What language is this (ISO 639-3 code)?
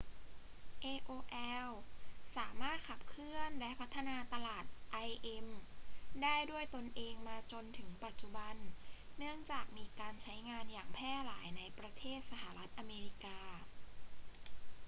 tha